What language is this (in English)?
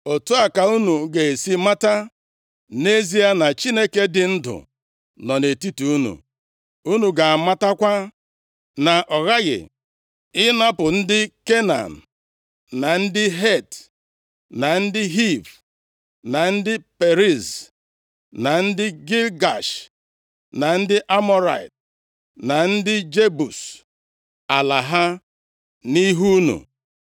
Igbo